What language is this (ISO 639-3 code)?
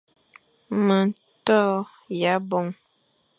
fan